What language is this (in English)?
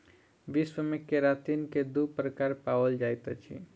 Maithili